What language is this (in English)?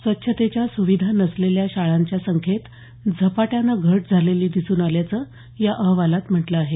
Marathi